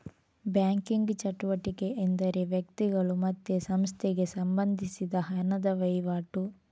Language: Kannada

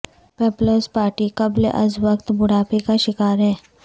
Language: Urdu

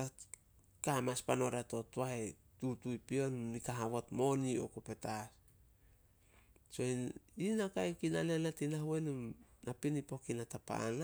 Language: Solos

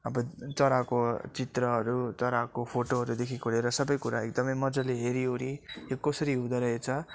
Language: Nepali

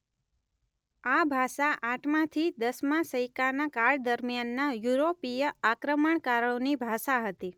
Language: Gujarati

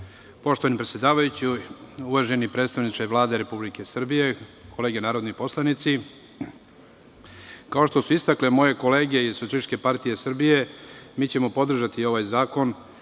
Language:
Serbian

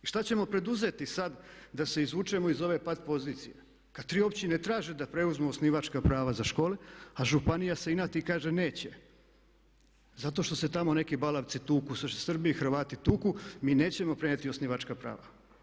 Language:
Croatian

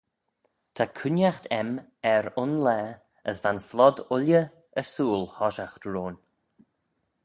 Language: Manx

